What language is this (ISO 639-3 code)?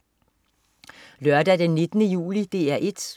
dan